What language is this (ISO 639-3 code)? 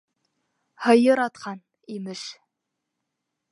bak